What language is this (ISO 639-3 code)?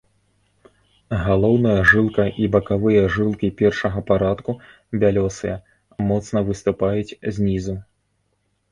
bel